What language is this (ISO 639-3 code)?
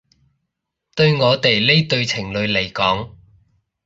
yue